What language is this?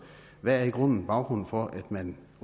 Danish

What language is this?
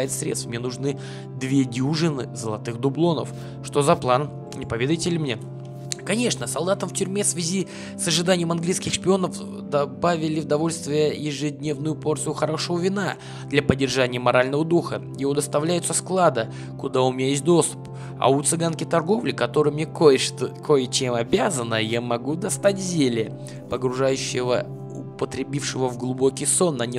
Russian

